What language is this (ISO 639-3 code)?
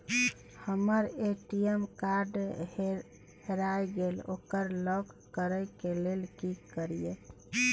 mai